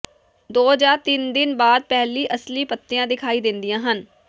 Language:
Punjabi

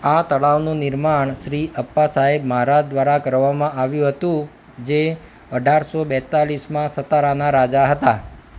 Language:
Gujarati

